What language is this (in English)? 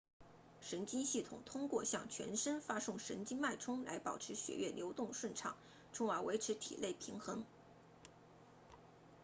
Chinese